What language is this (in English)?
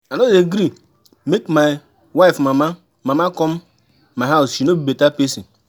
Nigerian Pidgin